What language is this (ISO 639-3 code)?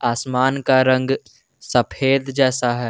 hin